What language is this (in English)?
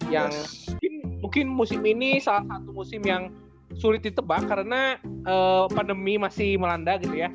Indonesian